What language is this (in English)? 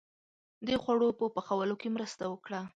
Pashto